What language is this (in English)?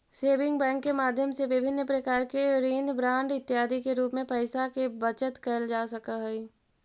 Magahi